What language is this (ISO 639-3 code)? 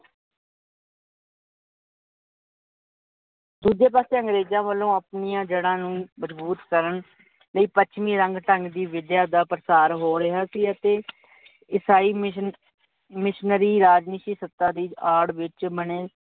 pan